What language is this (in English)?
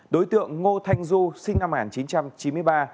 Vietnamese